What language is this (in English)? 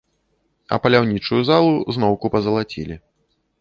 Belarusian